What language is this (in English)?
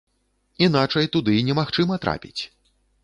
Belarusian